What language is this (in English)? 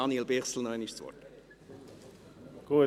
Swiss German